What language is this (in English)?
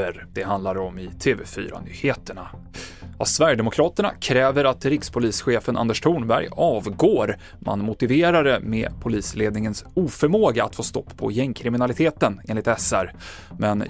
Swedish